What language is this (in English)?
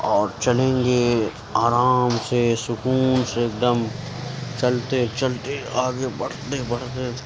Urdu